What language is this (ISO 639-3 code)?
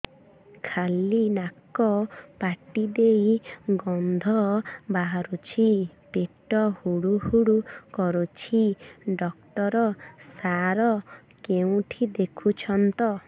ori